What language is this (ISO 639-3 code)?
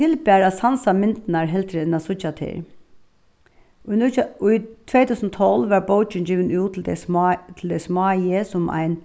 fao